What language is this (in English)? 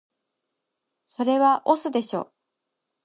Japanese